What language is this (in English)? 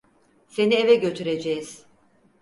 Turkish